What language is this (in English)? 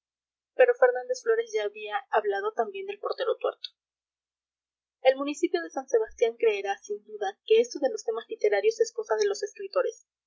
Spanish